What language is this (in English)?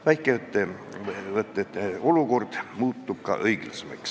Estonian